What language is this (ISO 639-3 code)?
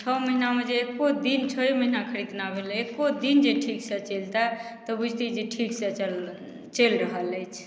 mai